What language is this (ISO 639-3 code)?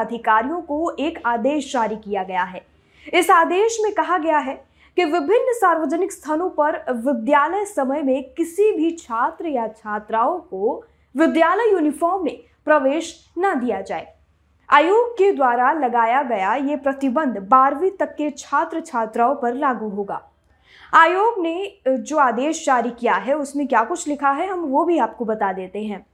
hin